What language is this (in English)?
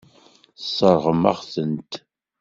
Kabyle